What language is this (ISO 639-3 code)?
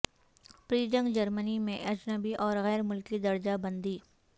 urd